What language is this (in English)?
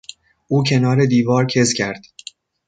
Persian